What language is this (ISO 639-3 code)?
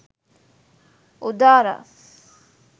sin